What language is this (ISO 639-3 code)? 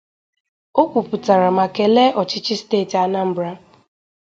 ibo